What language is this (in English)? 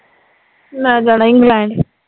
Punjabi